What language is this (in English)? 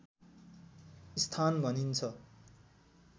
Nepali